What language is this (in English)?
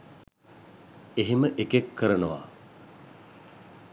Sinhala